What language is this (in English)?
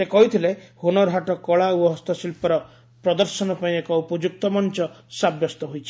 Odia